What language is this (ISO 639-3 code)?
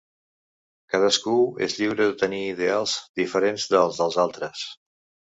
cat